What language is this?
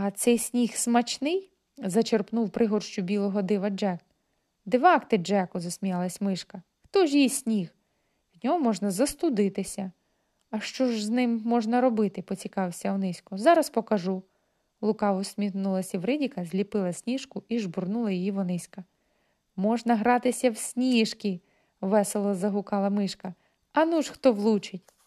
Ukrainian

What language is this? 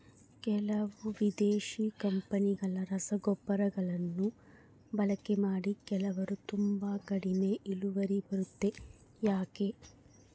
Kannada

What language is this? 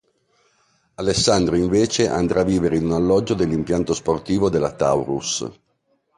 Italian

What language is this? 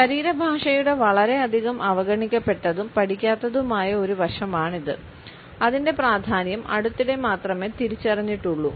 Malayalam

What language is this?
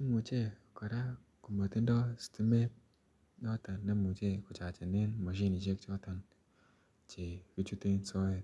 Kalenjin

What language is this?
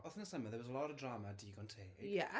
Welsh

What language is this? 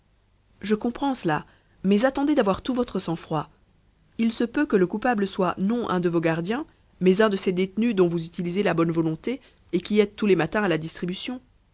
French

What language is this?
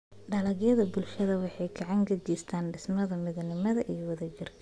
Somali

